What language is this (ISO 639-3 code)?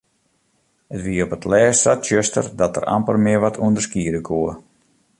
fry